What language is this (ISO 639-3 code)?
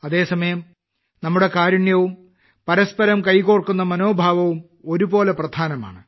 mal